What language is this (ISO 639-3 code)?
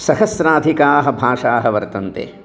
san